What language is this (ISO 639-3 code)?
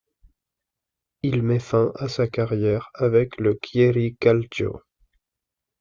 fra